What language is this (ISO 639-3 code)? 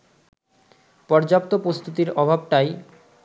ben